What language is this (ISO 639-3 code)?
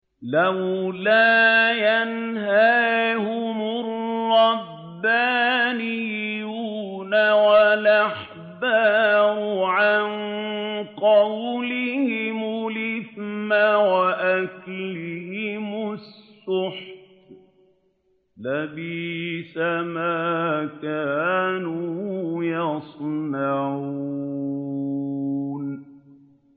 ara